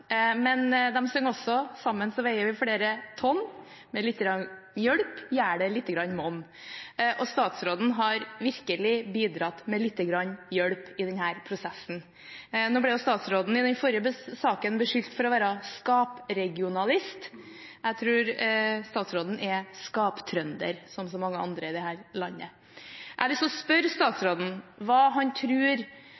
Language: Norwegian Bokmål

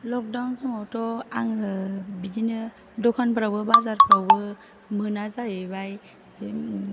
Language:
Bodo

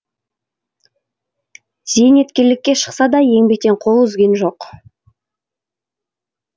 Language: Kazakh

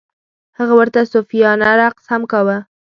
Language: Pashto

